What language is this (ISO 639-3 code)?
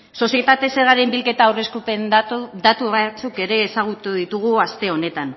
eus